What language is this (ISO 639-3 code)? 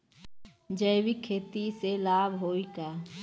bho